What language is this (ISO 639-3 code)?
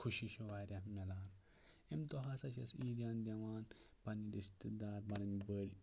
kas